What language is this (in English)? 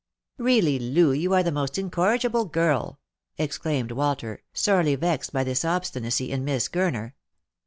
English